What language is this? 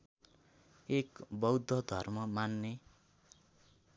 Nepali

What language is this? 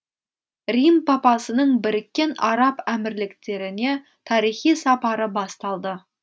Kazakh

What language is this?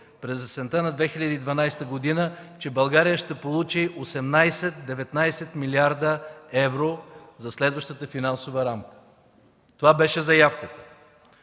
Bulgarian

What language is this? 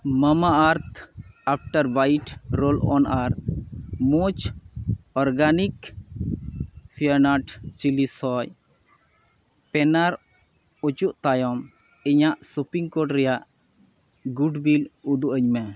Santali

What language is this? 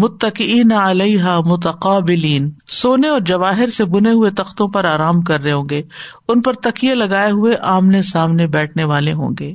Urdu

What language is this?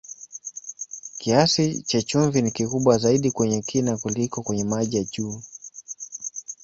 Swahili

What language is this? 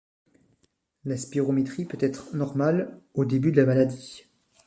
French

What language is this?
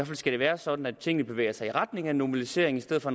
Danish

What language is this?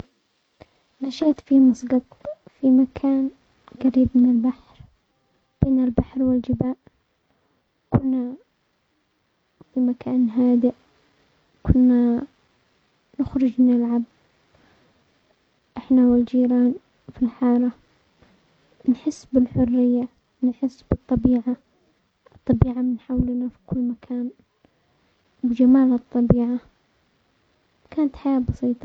Omani Arabic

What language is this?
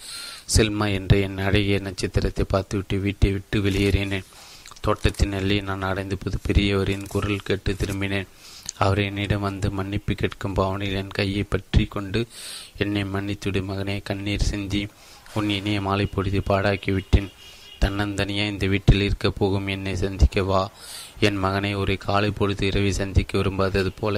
Tamil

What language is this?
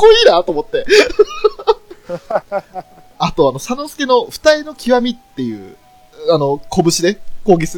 Japanese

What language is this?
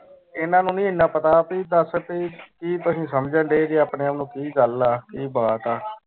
Punjabi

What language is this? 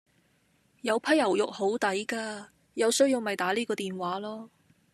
Cantonese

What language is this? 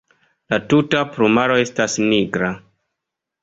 Esperanto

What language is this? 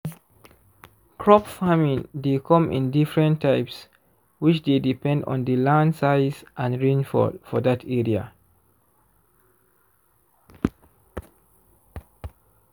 Nigerian Pidgin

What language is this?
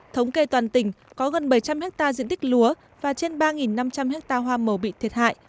Vietnamese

